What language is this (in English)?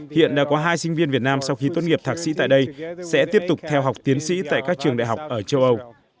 Vietnamese